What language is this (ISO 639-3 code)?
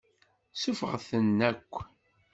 kab